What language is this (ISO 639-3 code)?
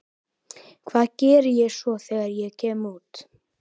isl